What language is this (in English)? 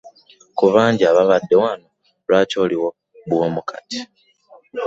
Ganda